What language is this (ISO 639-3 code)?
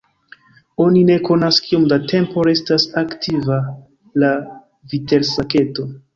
epo